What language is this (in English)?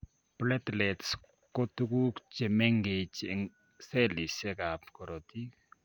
Kalenjin